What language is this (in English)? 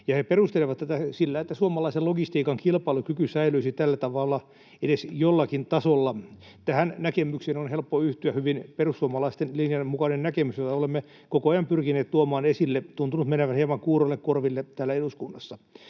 Finnish